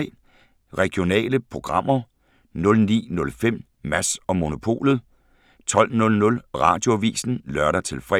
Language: Danish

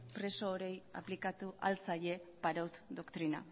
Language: Basque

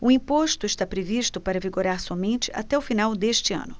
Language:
Portuguese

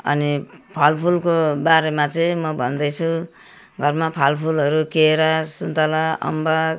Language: Nepali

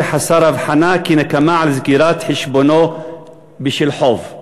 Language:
Hebrew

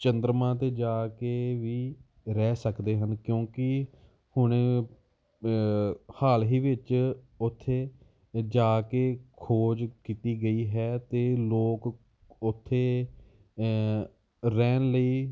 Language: Punjabi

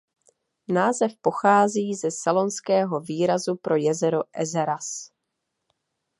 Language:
Czech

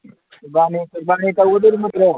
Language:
Manipuri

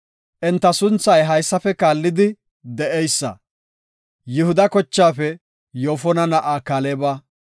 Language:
Gofa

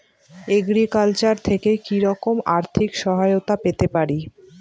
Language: Bangla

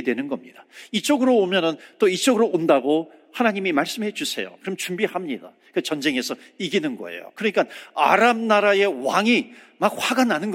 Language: Korean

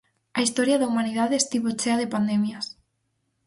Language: Galician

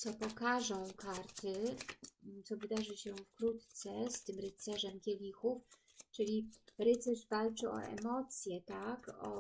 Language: Polish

